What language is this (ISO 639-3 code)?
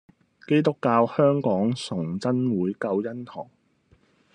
yue